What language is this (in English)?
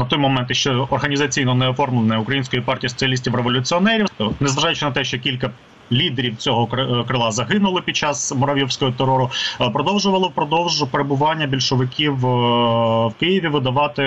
Ukrainian